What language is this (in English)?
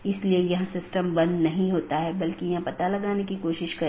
Hindi